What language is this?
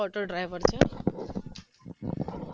Gujarati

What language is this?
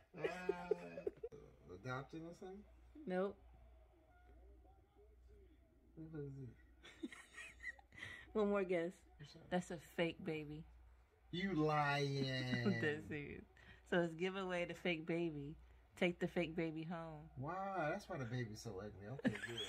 English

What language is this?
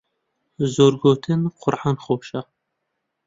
Central Kurdish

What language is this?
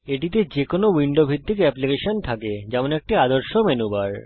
Bangla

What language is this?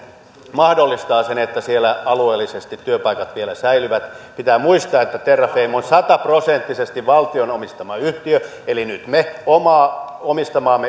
Finnish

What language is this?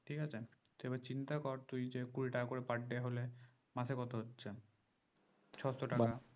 Bangla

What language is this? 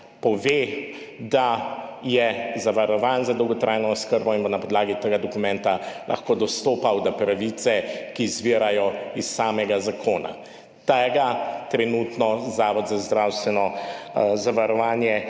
Slovenian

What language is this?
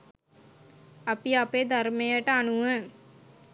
Sinhala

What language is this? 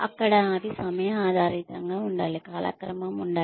Telugu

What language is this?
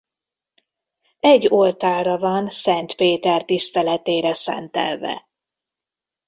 Hungarian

